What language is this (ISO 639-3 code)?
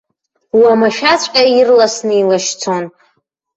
abk